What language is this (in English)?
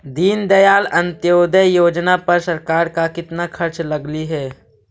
Magahi